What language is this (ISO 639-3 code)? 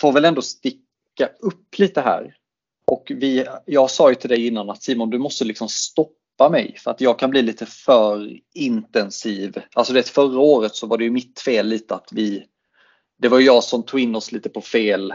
swe